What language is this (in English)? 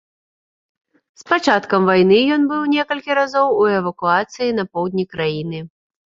Belarusian